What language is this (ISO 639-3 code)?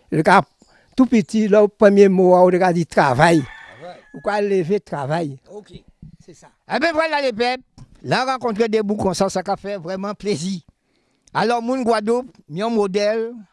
fra